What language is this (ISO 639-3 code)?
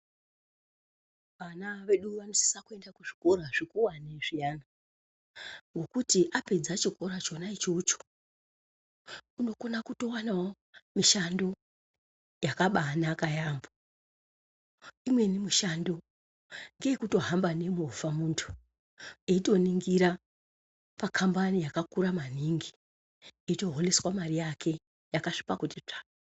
ndc